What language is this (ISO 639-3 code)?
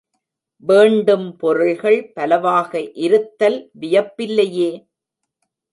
tam